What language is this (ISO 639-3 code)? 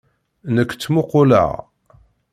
kab